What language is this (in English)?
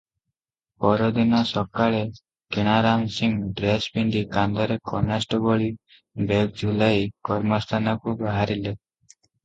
Odia